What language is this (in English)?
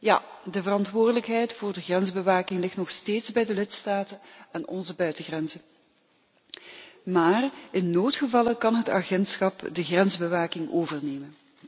Dutch